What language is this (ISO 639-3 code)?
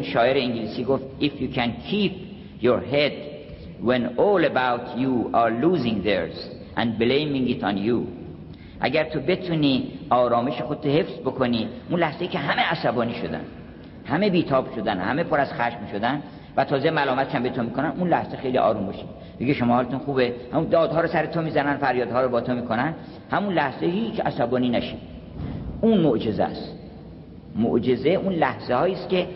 fas